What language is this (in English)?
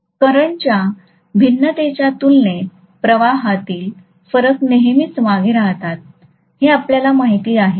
Marathi